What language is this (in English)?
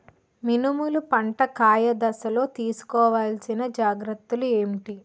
Telugu